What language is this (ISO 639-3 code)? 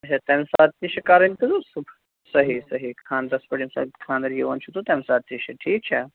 kas